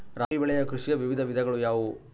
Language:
Kannada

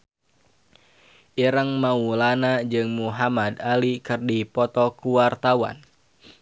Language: Sundanese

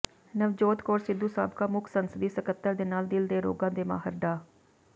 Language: Punjabi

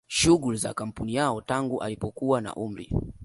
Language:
Swahili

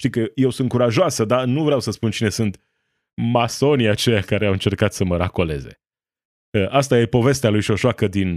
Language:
Romanian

